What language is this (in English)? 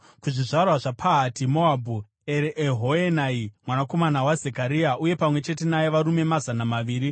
Shona